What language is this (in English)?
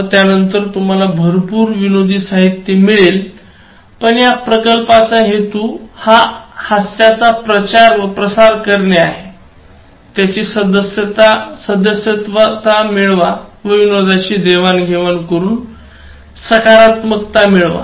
Marathi